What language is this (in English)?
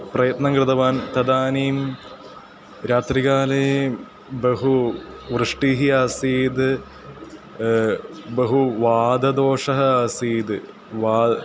Sanskrit